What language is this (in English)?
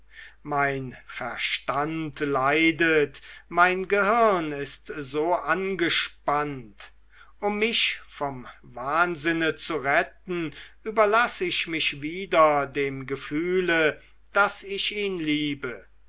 German